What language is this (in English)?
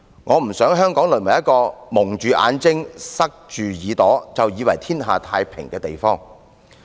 Cantonese